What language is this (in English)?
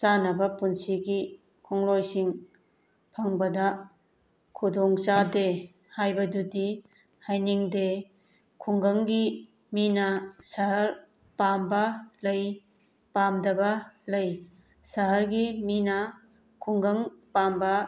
Manipuri